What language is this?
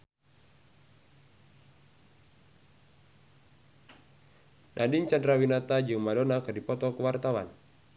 Sundanese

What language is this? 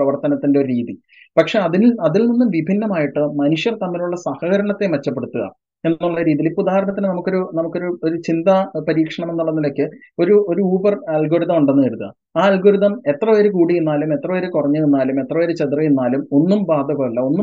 Malayalam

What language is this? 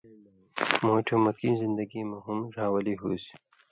Indus Kohistani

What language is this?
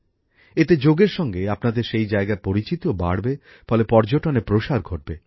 Bangla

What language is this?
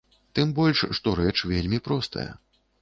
Belarusian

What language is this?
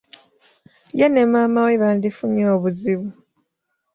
Ganda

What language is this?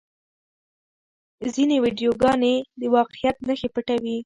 Pashto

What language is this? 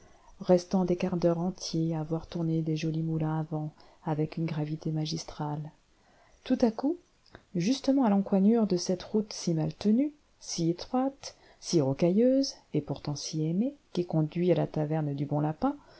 French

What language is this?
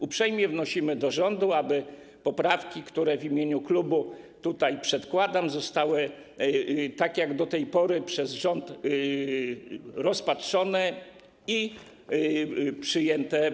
Polish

